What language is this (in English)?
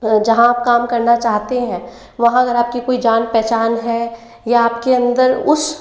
Hindi